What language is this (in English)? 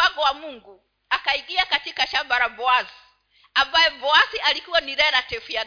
Swahili